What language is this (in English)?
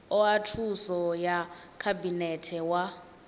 Venda